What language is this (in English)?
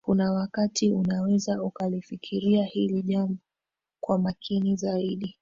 Swahili